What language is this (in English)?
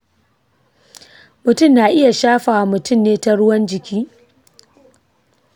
Hausa